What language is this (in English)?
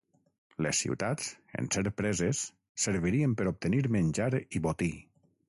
Catalan